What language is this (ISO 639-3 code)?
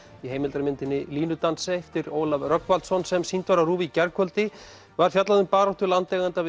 isl